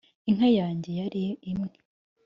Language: Kinyarwanda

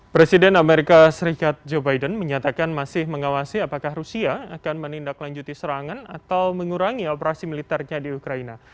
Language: Indonesian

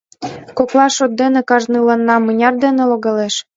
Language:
Mari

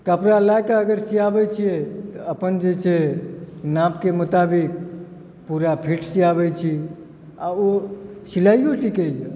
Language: Maithili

